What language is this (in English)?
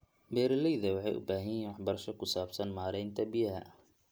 Somali